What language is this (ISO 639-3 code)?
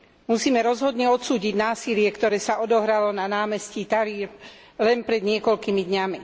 slk